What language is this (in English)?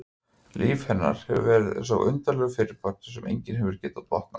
Icelandic